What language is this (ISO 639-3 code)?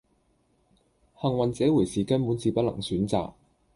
yue